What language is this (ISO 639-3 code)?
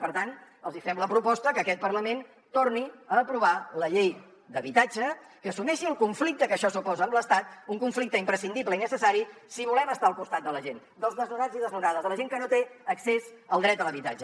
cat